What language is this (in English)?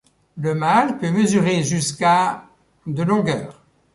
French